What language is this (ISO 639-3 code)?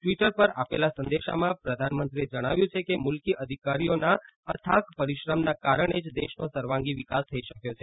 guj